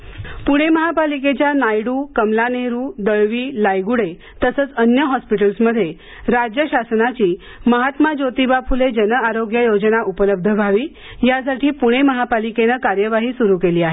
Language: Marathi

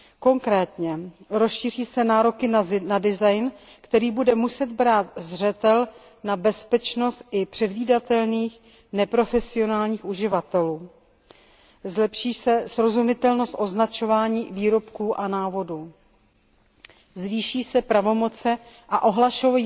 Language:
Czech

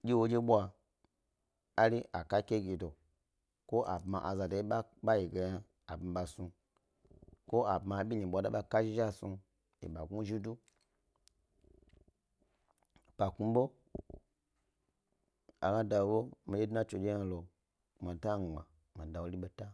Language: Gbari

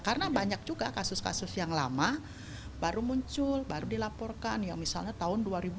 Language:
Indonesian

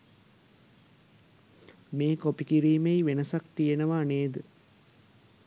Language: Sinhala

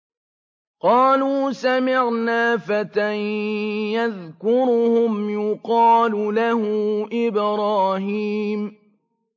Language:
Arabic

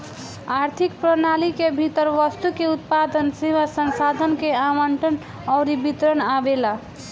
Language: Bhojpuri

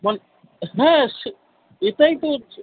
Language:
Bangla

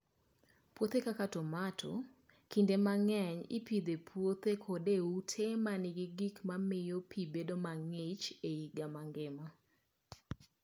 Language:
Luo (Kenya and Tanzania)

